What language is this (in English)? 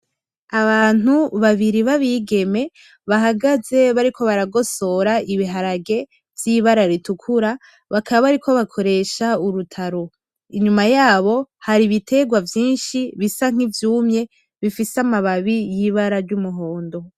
Rundi